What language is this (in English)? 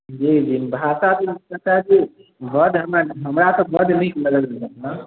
Maithili